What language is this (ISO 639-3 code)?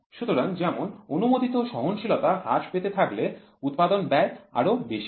ben